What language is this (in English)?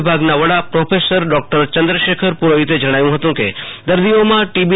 Gujarati